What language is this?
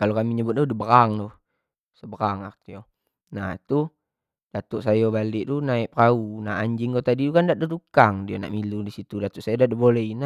Jambi Malay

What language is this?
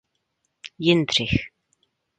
Czech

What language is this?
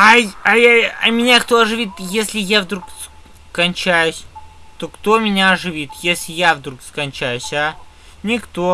Russian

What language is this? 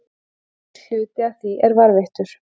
Icelandic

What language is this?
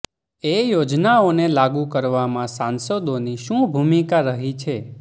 Gujarati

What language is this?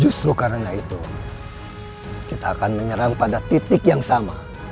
Indonesian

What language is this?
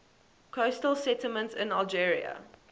English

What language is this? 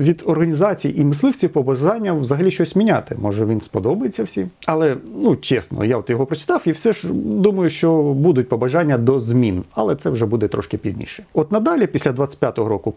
Ukrainian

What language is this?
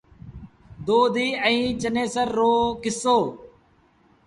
Sindhi Bhil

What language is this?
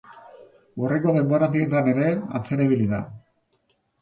Basque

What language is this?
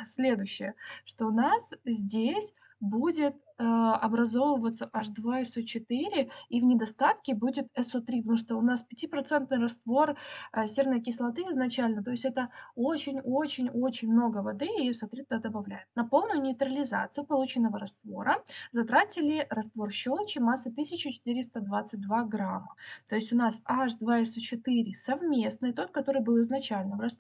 Russian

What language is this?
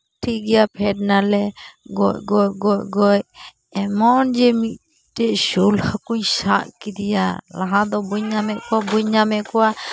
Santali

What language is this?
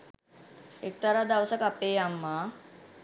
Sinhala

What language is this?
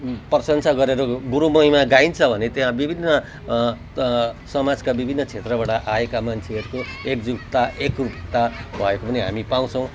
Nepali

